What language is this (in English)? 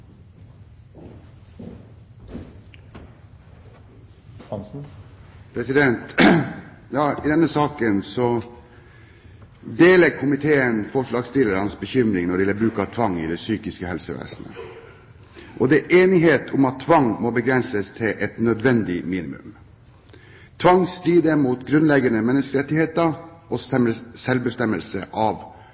Norwegian Bokmål